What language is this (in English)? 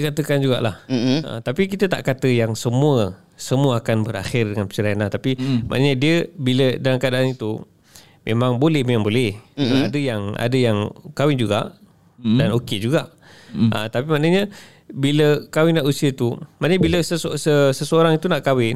Malay